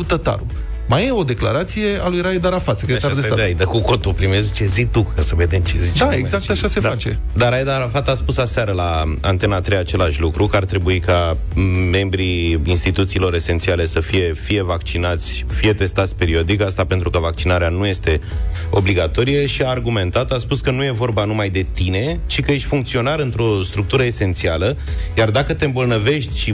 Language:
Romanian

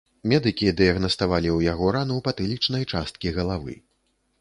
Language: Belarusian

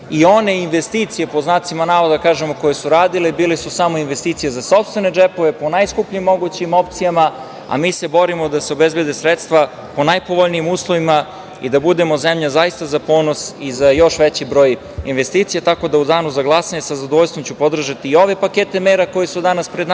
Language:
Serbian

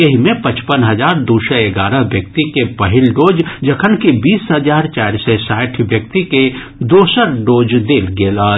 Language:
Maithili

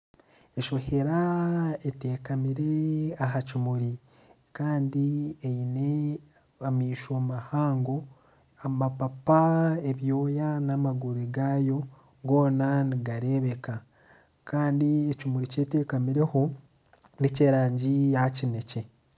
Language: Nyankole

